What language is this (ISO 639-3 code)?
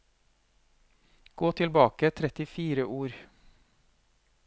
nor